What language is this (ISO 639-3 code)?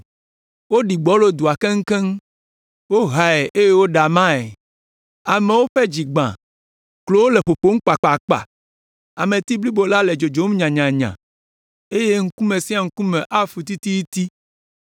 ewe